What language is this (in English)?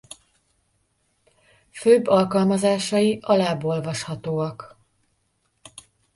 Hungarian